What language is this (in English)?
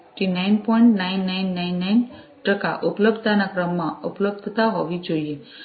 Gujarati